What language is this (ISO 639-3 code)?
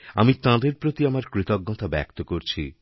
ben